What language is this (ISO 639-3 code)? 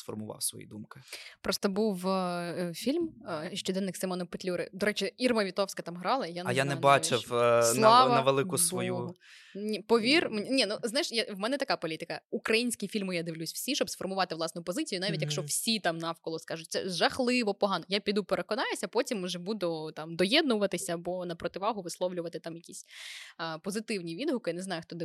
ukr